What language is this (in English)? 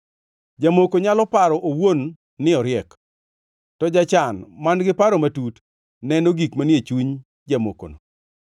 Luo (Kenya and Tanzania)